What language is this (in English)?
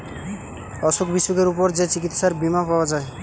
Bangla